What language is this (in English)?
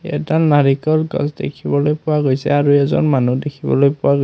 Assamese